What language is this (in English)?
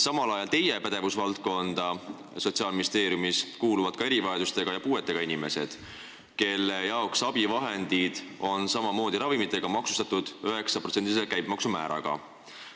Estonian